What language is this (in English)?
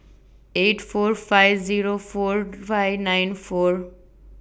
English